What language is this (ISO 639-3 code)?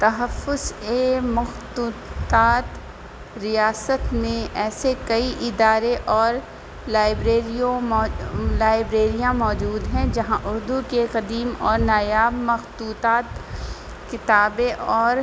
urd